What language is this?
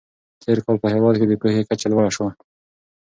Pashto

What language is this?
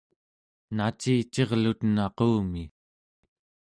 Central Yupik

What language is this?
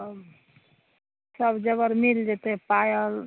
Maithili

